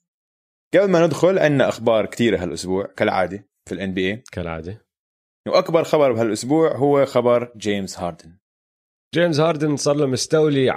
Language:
Arabic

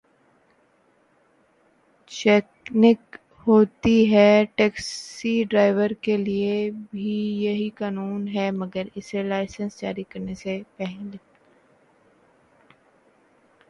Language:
Urdu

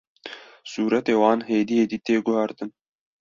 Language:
Kurdish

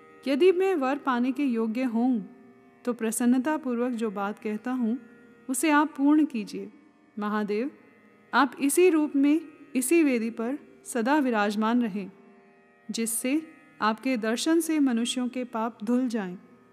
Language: Hindi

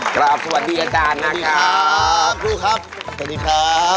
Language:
Thai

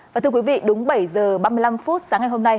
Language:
Vietnamese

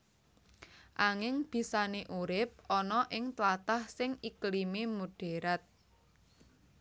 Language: Javanese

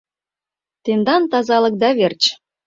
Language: Mari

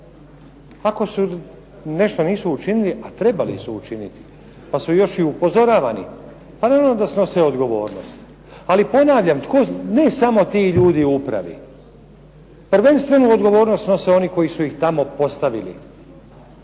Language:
Croatian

